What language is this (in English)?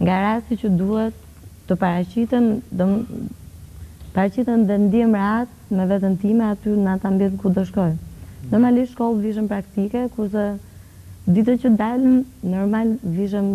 Romanian